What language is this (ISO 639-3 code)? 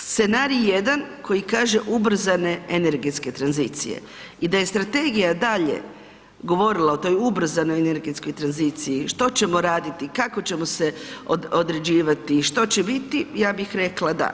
hrv